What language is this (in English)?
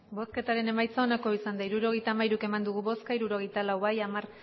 Basque